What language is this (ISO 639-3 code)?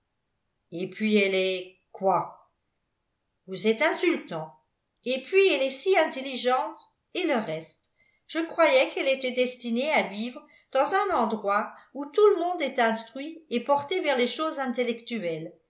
fra